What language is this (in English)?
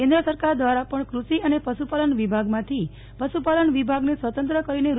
Gujarati